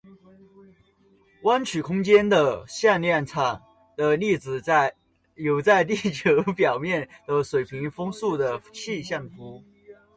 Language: Chinese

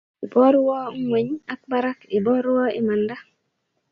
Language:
Kalenjin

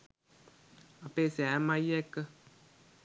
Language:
Sinhala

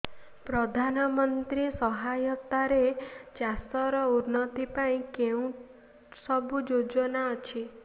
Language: Odia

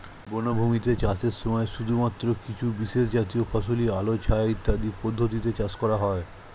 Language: Bangla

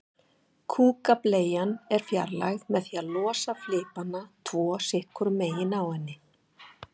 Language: Icelandic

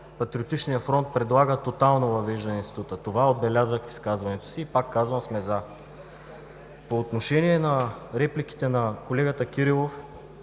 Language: Bulgarian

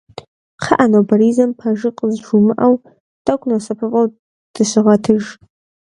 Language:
Kabardian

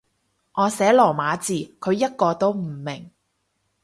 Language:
Cantonese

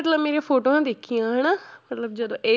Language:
Punjabi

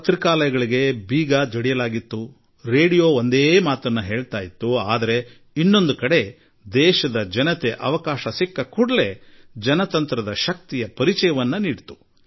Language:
Kannada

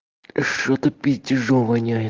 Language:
Russian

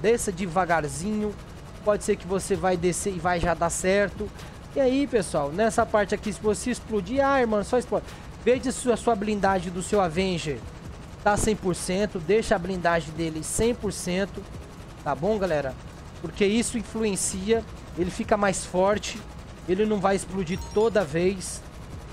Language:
Portuguese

